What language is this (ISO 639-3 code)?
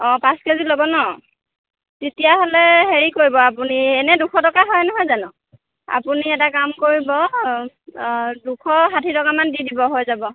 asm